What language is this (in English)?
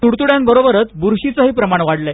Marathi